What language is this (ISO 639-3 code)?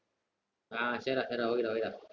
tam